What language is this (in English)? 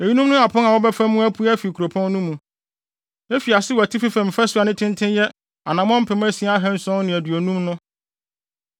Akan